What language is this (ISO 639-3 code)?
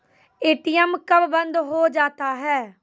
mai